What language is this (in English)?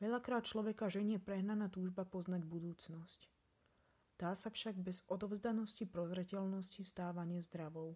Slovak